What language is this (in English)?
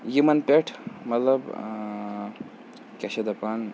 Kashmiri